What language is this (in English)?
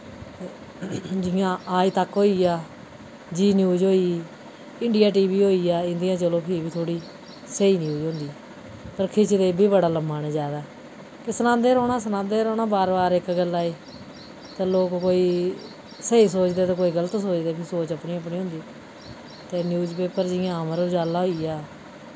Dogri